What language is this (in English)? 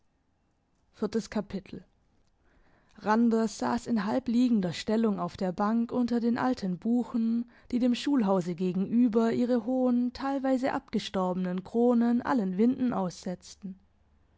German